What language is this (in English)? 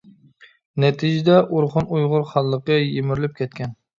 Uyghur